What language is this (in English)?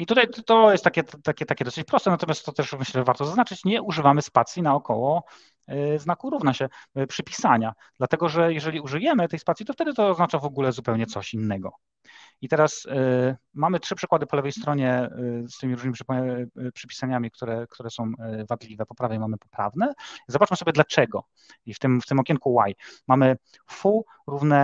Polish